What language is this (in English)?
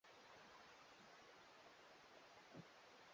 Swahili